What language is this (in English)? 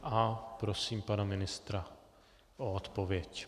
Czech